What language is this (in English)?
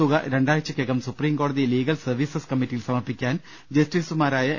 Malayalam